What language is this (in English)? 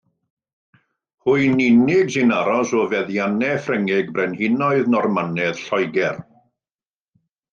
Welsh